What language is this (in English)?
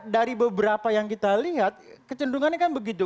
Indonesian